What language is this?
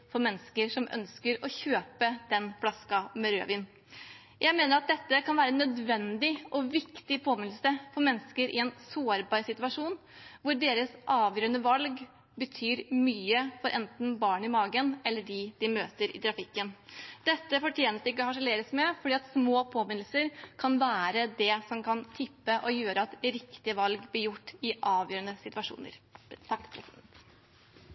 Norwegian Bokmål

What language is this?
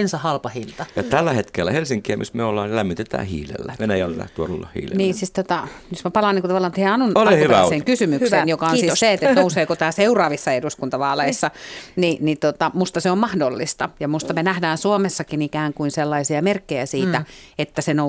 Finnish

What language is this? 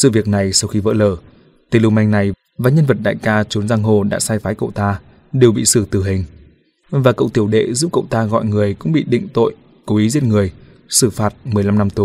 Vietnamese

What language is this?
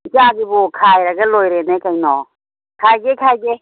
Manipuri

